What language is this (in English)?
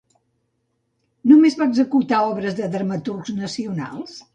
Catalan